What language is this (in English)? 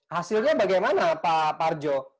Indonesian